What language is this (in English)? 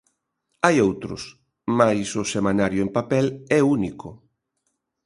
Galician